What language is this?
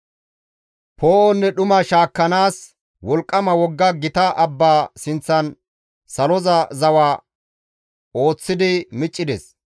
Gamo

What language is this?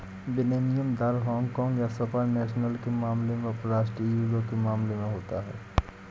Hindi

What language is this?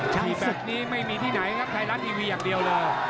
Thai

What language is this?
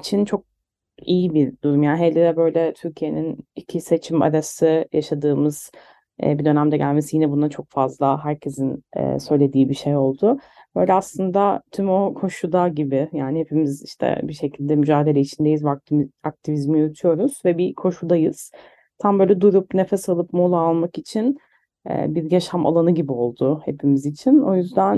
Turkish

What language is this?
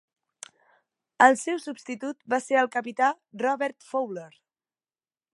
Catalan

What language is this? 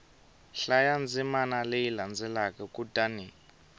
Tsonga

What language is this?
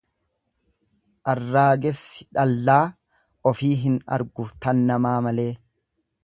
Oromo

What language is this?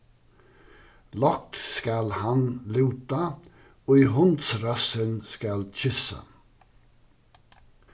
Faroese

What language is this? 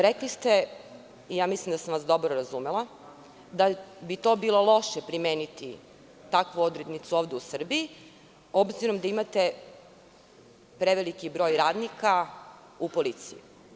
Serbian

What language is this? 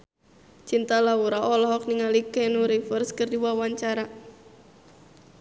Sundanese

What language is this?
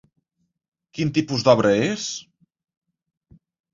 Catalan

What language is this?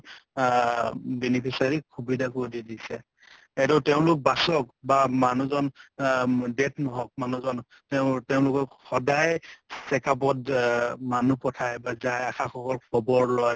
Assamese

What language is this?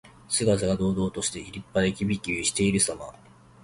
Japanese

